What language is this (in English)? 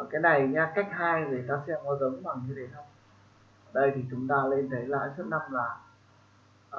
Vietnamese